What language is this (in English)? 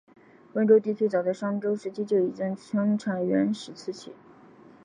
Chinese